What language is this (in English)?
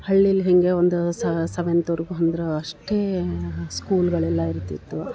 Kannada